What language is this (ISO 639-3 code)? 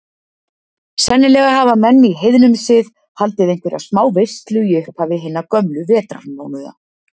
isl